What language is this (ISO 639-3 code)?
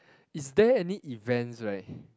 eng